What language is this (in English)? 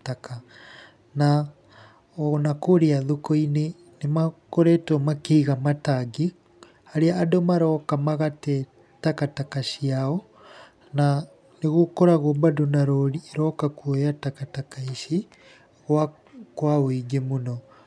Kikuyu